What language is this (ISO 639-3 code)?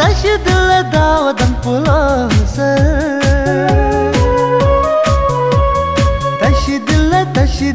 vie